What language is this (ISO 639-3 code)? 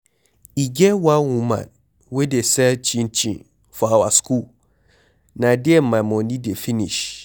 pcm